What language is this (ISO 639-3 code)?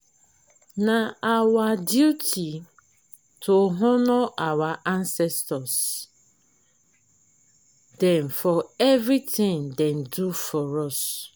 pcm